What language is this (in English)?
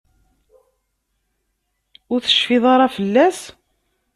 Kabyle